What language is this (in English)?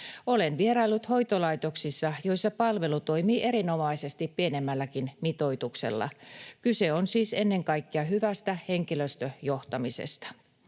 Finnish